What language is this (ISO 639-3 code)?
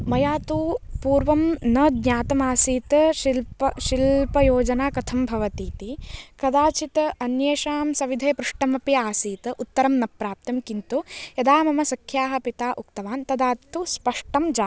san